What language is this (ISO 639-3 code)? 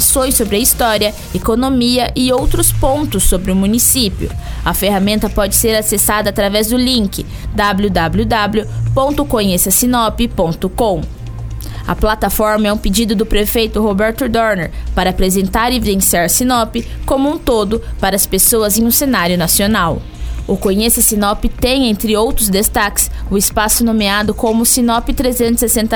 por